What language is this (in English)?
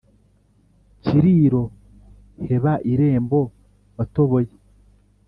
Kinyarwanda